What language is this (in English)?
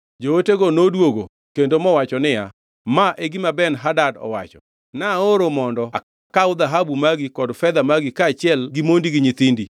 Luo (Kenya and Tanzania)